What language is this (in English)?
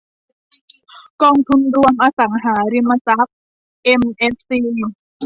Thai